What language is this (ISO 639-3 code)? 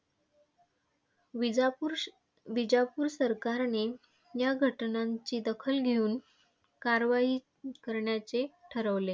mar